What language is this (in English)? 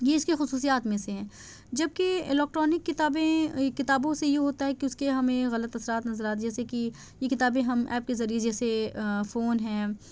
Urdu